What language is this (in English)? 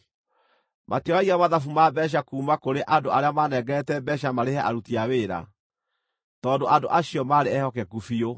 Kikuyu